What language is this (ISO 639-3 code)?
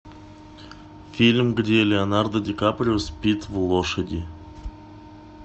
rus